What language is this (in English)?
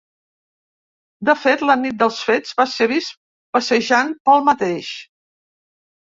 Catalan